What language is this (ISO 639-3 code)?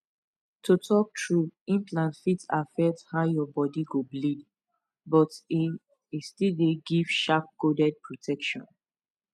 pcm